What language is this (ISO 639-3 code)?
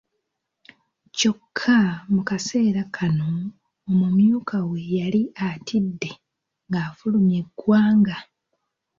lug